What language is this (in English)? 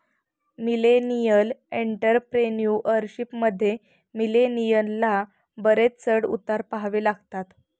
Marathi